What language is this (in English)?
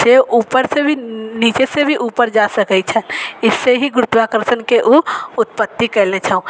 Maithili